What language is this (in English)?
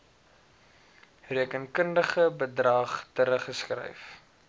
Afrikaans